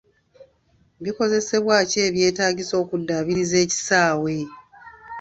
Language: Ganda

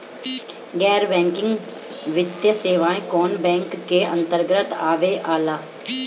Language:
Bhojpuri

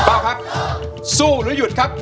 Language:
Thai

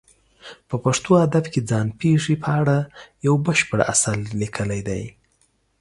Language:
Pashto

